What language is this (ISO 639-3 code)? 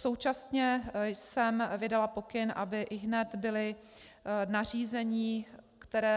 ces